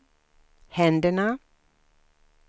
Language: Swedish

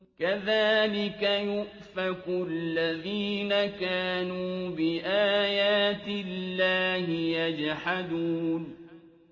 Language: Arabic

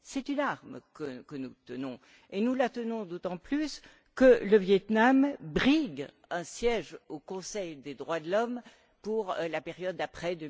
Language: French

